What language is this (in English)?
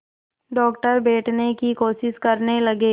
Hindi